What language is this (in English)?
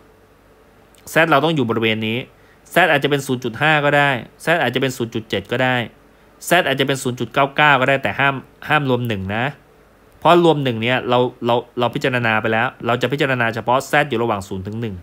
Thai